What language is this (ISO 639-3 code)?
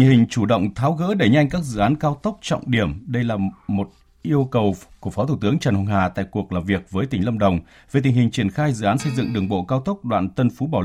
vie